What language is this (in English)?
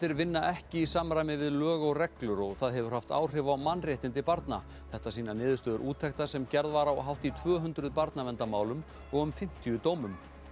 Icelandic